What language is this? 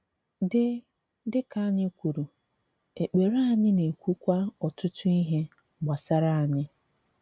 Igbo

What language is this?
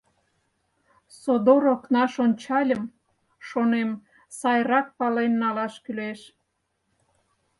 Mari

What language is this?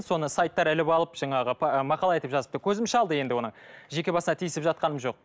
Kazakh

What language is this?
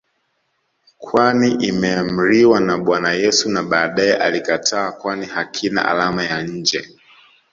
Swahili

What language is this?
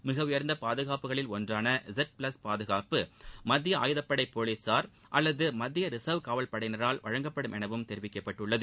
Tamil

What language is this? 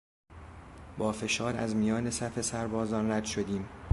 Persian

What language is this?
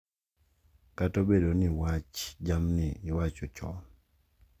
Luo (Kenya and Tanzania)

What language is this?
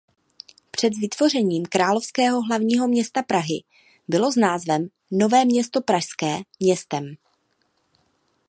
Czech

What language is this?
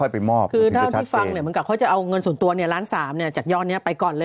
Thai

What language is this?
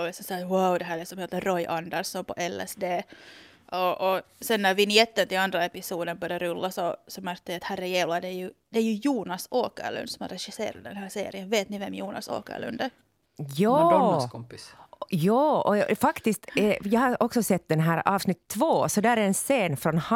Swedish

